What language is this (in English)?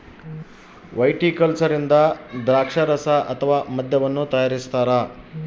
Kannada